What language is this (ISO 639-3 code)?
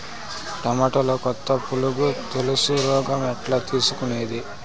tel